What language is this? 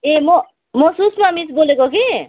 Nepali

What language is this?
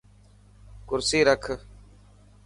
Dhatki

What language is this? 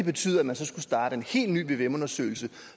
Danish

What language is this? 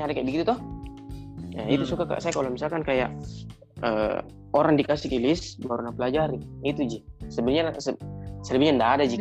Indonesian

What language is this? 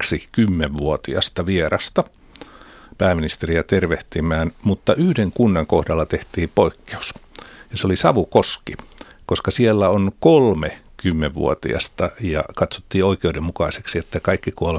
Finnish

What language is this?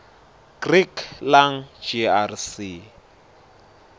Swati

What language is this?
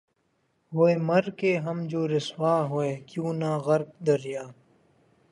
Urdu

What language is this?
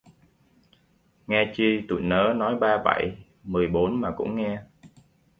Vietnamese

